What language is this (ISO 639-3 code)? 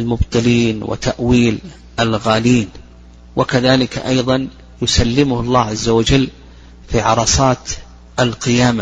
ara